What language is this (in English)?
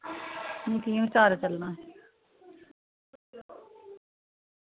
Dogri